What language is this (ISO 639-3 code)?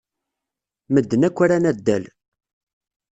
kab